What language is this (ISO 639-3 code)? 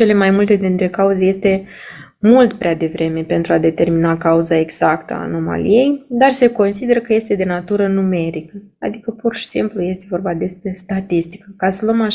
ron